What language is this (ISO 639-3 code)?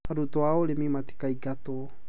kik